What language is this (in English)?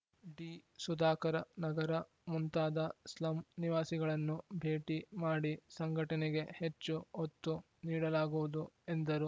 Kannada